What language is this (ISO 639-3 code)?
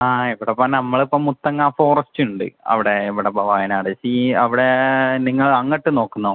mal